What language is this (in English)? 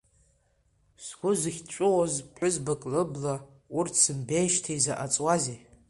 Abkhazian